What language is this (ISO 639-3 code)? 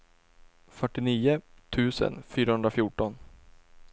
swe